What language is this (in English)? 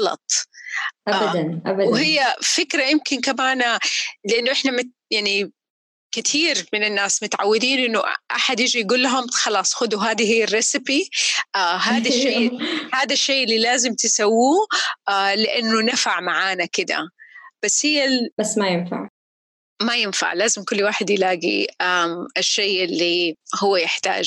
Arabic